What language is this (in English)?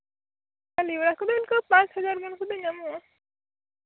Santali